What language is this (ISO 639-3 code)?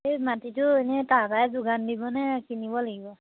asm